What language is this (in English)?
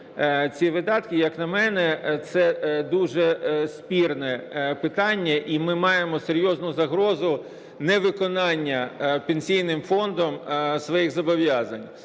Ukrainian